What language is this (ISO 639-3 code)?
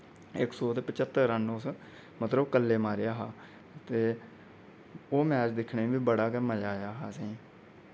doi